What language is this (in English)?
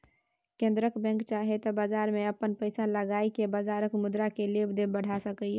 Maithili